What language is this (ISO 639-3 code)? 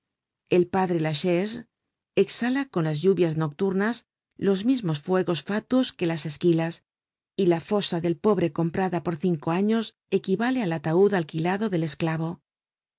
spa